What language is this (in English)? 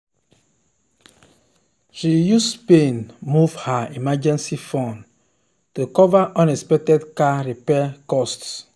Nigerian Pidgin